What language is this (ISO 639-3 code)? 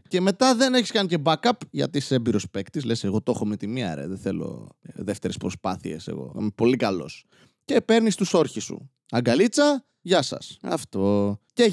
ell